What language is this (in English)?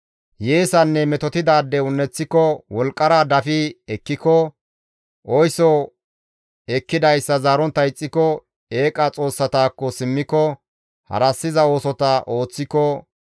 Gamo